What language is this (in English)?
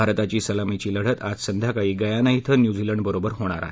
Marathi